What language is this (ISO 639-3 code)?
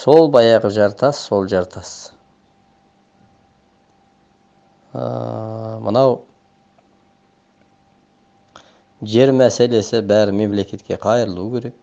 tur